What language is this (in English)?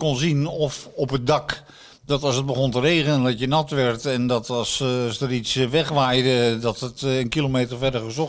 Dutch